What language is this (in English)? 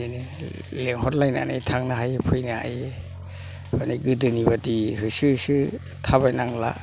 Bodo